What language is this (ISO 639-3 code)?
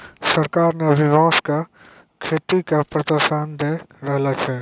mai